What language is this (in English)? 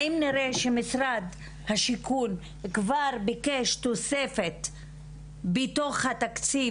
Hebrew